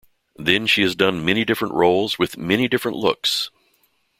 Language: English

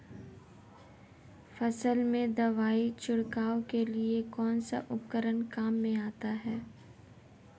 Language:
Hindi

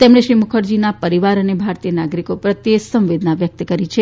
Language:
Gujarati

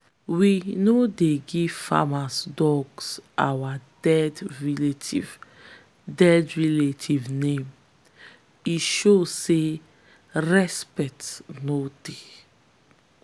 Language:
Nigerian Pidgin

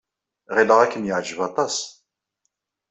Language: Kabyle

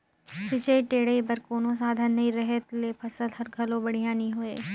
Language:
Chhattisgarhi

